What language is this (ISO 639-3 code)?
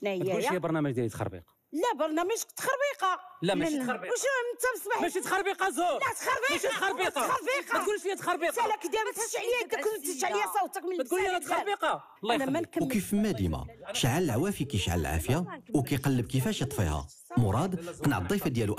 ara